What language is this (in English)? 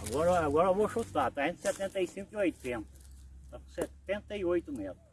Portuguese